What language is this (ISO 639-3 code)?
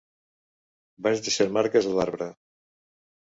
cat